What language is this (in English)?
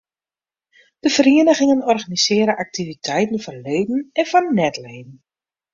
Western Frisian